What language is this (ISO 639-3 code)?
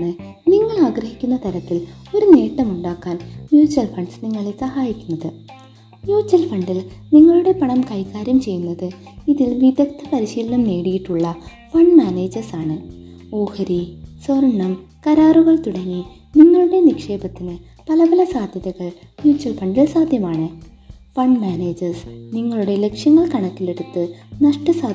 mal